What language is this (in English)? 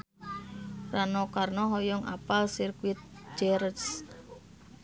Sundanese